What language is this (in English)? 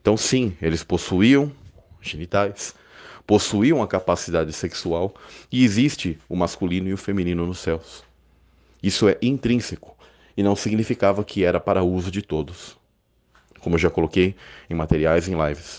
Portuguese